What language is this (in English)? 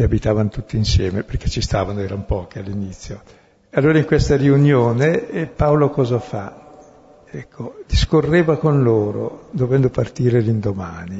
Italian